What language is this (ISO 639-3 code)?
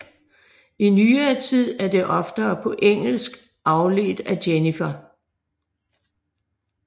dan